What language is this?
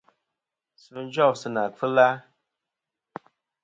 Kom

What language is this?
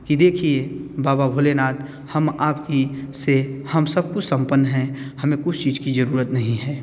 Hindi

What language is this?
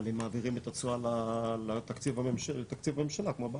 Hebrew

